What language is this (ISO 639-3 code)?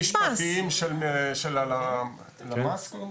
heb